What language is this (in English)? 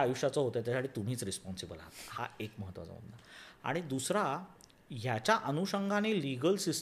Marathi